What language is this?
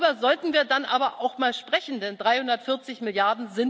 German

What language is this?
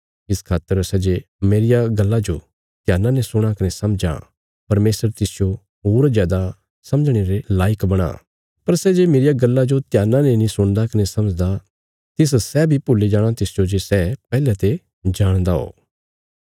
Bilaspuri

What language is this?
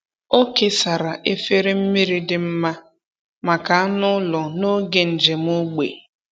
Igbo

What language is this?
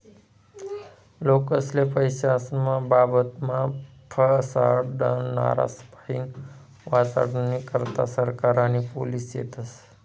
Marathi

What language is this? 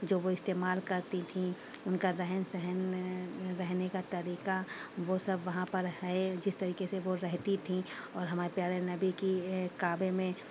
Urdu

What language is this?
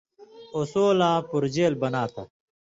Indus Kohistani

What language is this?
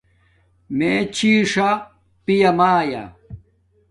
Domaaki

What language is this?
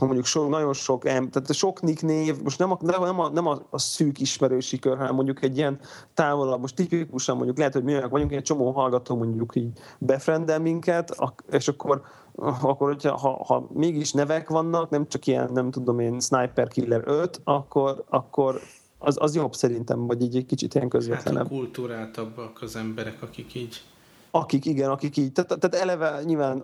Hungarian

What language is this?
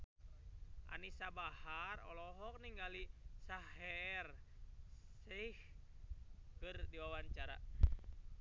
Sundanese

